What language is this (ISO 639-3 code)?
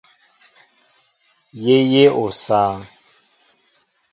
mbo